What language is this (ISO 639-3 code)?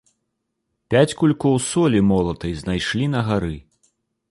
bel